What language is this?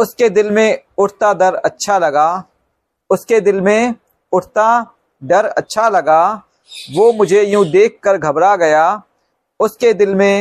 Hindi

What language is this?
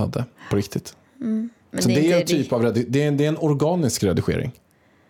Swedish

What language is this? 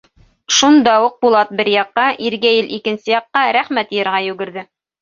Bashkir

